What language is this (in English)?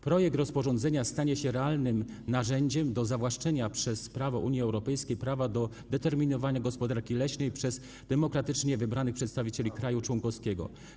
Polish